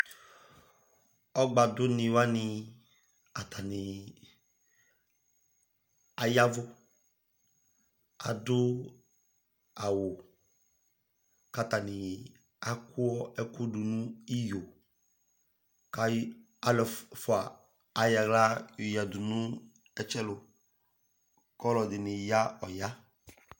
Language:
Ikposo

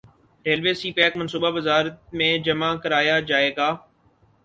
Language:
Urdu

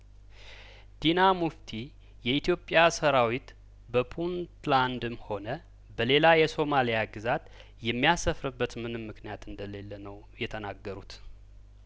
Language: Amharic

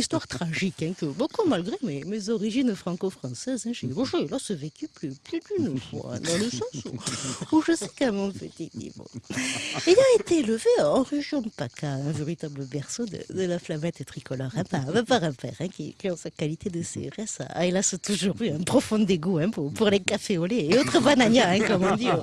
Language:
French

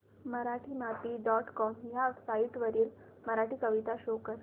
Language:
Marathi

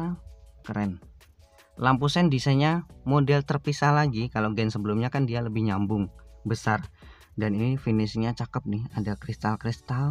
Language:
Indonesian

